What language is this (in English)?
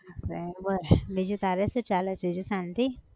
Gujarati